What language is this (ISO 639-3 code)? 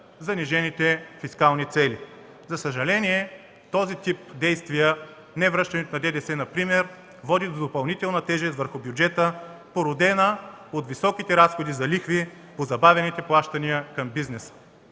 bul